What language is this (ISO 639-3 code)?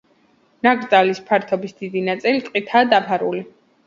kat